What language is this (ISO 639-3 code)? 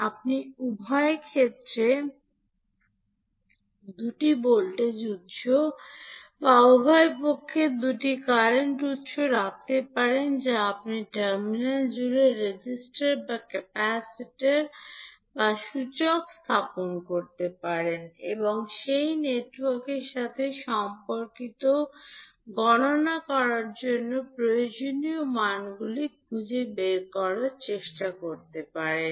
ben